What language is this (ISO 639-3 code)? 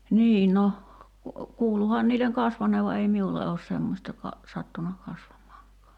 fin